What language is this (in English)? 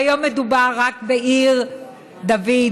Hebrew